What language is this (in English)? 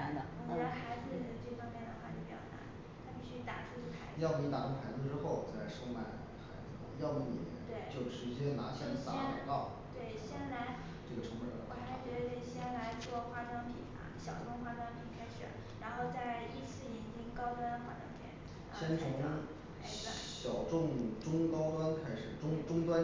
Chinese